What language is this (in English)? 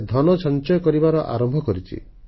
Odia